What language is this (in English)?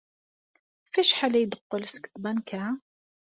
Kabyle